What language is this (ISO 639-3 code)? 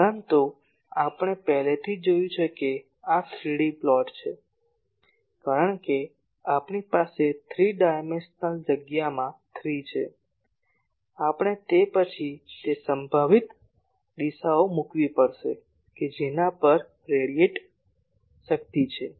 guj